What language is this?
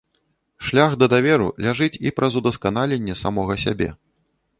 Belarusian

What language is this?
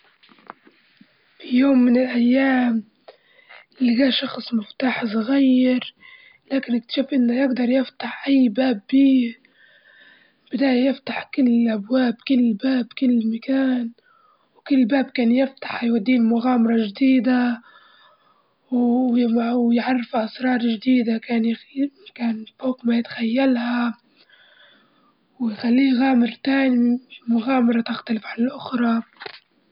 Libyan Arabic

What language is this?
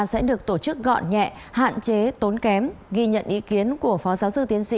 Vietnamese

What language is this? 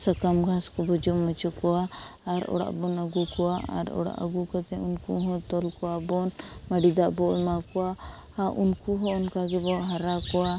Santali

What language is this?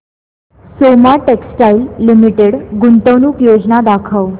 Marathi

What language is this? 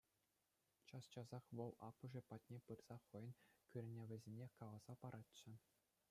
Chuvash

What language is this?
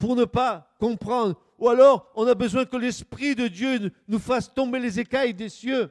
French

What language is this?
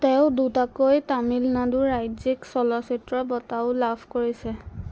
Assamese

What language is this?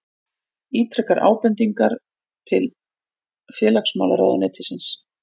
Icelandic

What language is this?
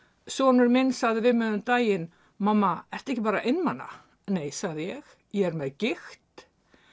Icelandic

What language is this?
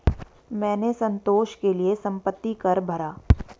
Hindi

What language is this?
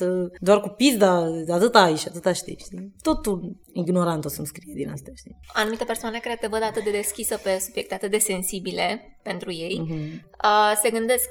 Romanian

